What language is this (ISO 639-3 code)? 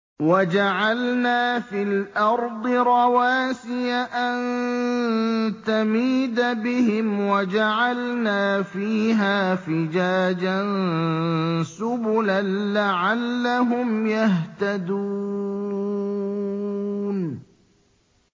ara